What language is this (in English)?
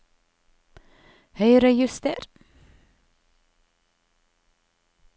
Norwegian